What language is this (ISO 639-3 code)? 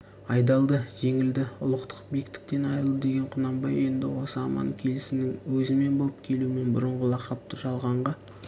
kaz